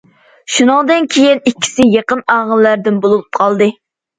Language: Uyghur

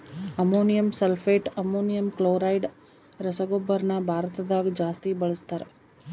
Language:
Kannada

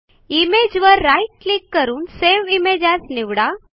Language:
Marathi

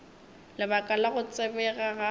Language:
Northern Sotho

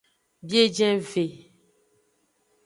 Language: Aja (Benin)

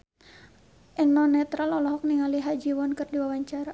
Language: Sundanese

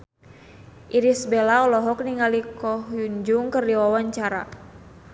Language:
Sundanese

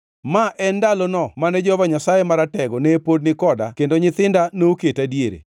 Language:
Luo (Kenya and Tanzania)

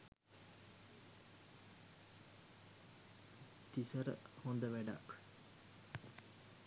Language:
Sinhala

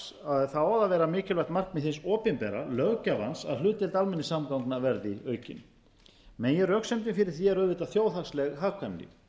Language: Icelandic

